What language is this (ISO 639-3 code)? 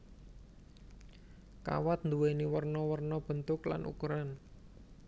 jav